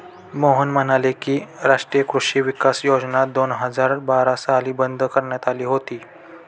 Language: Marathi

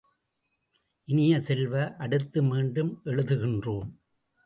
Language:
Tamil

